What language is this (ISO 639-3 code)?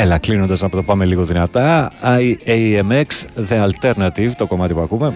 ell